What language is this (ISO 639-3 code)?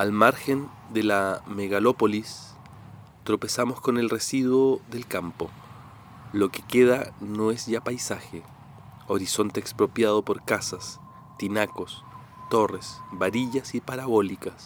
spa